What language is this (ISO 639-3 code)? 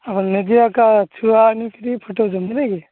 ori